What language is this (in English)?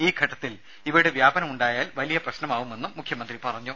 Malayalam